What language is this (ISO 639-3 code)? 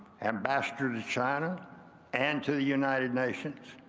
eng